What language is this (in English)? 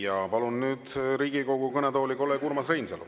Estonian